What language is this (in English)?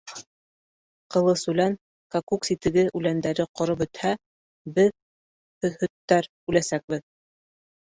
Bashkir